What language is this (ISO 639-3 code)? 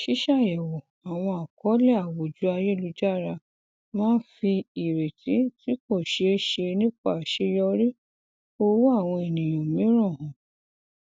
yor